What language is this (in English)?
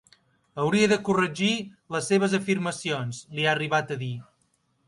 Catalan